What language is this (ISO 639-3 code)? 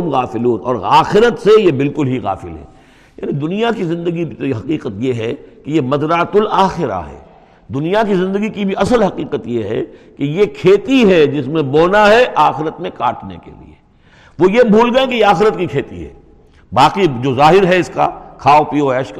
urd